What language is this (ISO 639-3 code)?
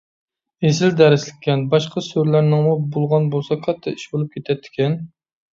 uig